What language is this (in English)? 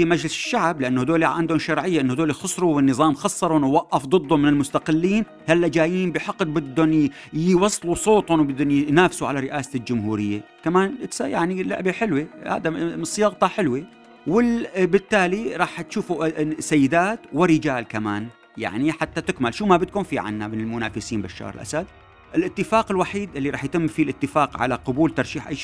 Arabic